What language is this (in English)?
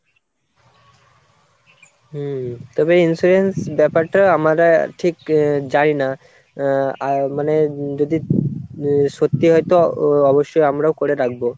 Bangla